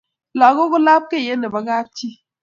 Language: Kalenjin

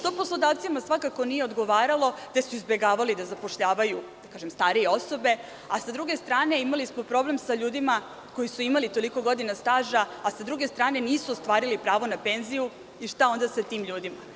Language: Serbian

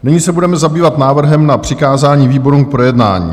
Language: Czech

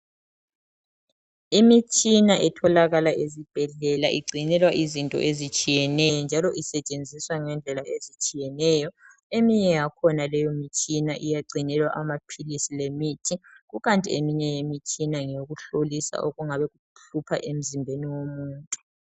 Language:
North Ndebele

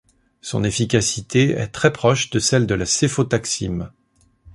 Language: French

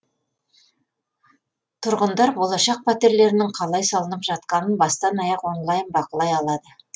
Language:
Kazakh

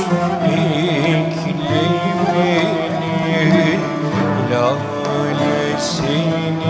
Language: Arabic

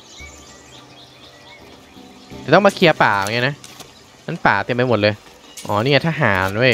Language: Thai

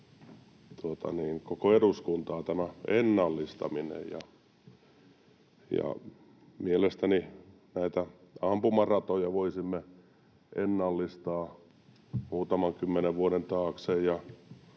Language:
Finnish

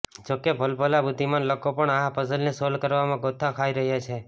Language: Gujarati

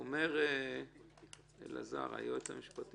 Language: Hebrew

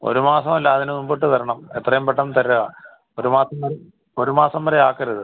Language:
Malayalam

